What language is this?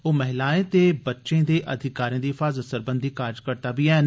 Dogri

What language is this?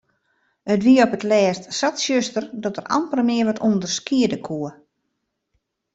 Western Frisian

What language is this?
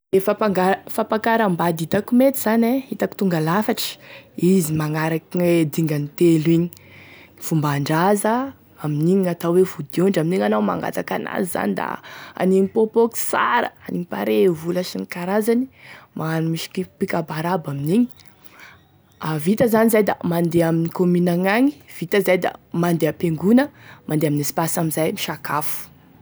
Tesaka Malagasy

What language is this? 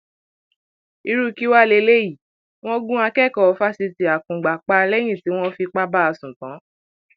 Yoruba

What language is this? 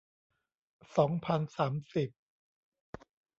Thai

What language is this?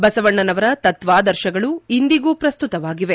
Kannada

